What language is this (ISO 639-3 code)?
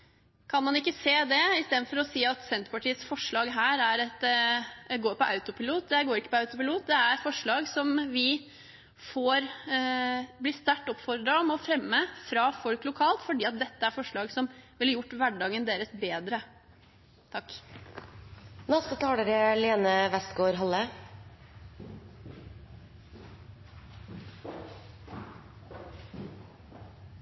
nob